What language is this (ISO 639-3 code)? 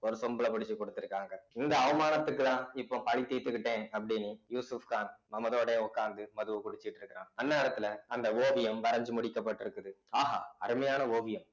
tam